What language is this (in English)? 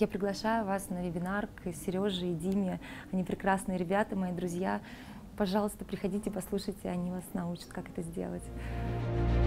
Russian